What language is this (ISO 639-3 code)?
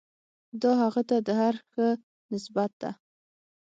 pus